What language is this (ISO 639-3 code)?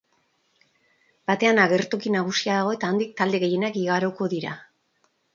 eus